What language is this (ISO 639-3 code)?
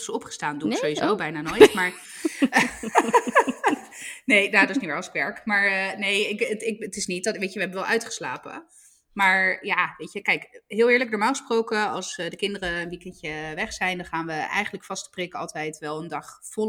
nld